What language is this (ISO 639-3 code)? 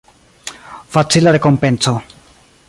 epo